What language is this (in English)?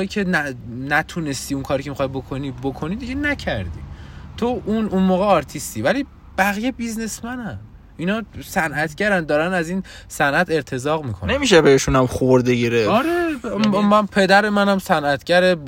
Persian